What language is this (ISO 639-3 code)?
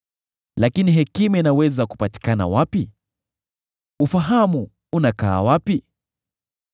swa